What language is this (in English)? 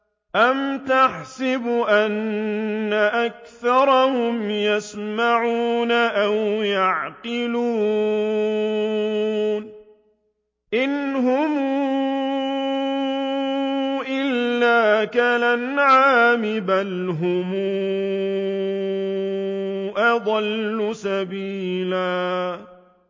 Arabic